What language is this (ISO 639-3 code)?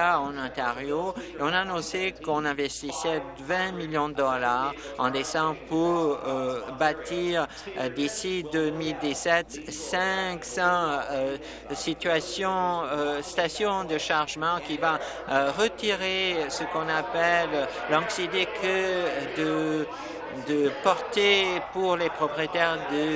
fra